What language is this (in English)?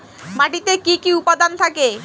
Bangla